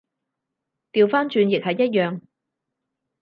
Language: Cantonese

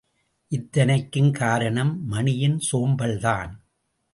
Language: Tamil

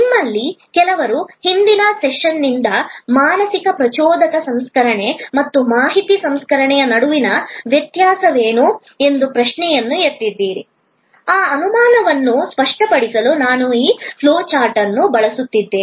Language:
Kannada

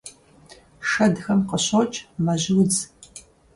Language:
Kabardian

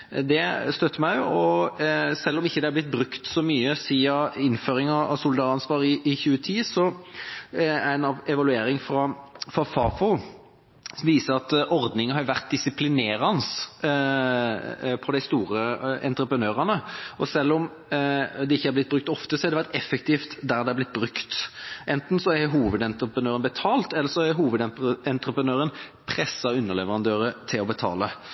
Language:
Norwegian Bokmål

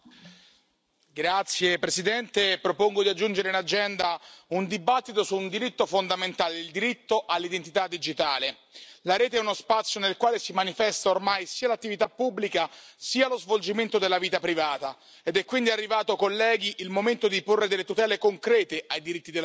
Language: Italian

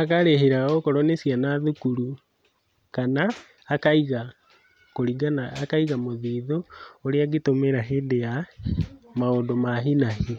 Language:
Kikuyu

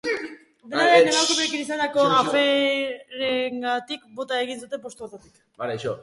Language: Basque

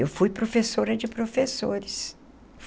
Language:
Portuguese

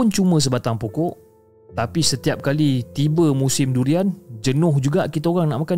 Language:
Malay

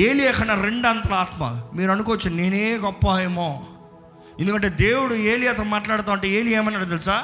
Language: Telugu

